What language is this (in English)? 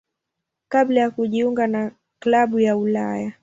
Swahili